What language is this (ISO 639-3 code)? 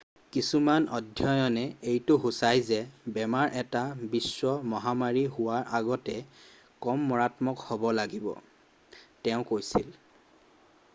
asm